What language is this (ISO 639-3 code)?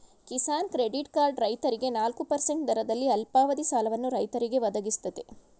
kan